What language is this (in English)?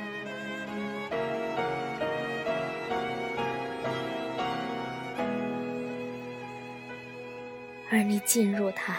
Chinese